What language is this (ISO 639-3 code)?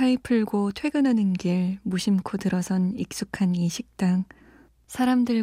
kor